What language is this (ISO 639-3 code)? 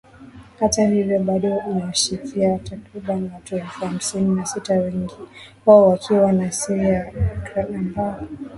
swa